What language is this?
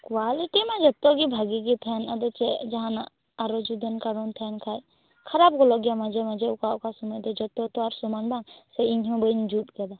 Santali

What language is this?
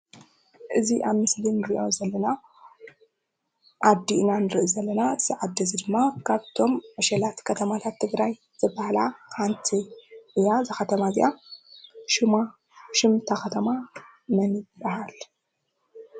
Tigrinya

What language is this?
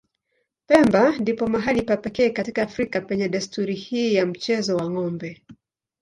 Swahili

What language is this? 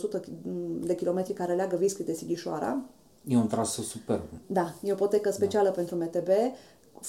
Romanian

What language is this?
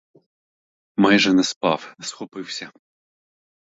Ukrainian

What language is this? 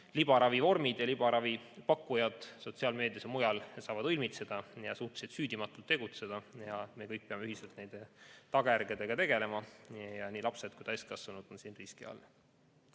Estonian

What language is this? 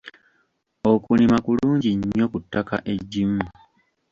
Ganda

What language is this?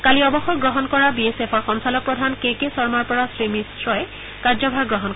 Assamese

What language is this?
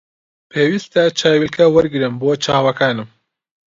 Central Kurdish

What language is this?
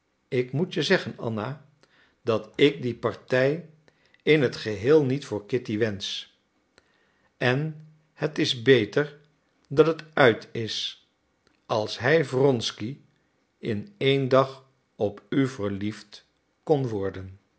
Dutch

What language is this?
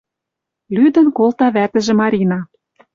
Western Mari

